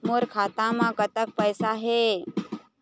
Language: Chhattisgarhi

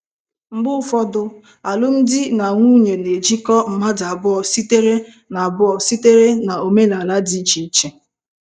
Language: Igbo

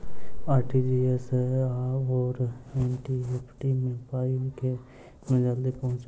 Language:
Maithili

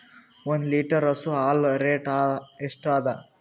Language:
Kannada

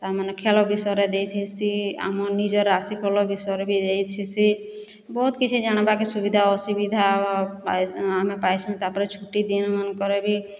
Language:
Odia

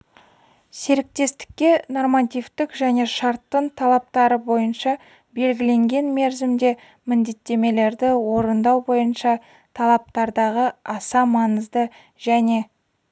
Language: Kazakh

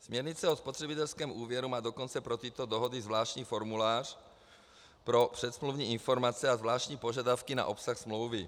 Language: Czech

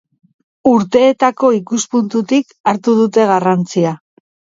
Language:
Basque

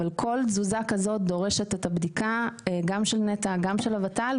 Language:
Hebrew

